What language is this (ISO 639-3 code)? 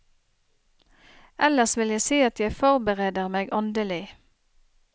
nor